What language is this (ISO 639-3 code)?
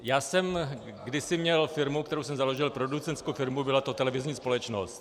ces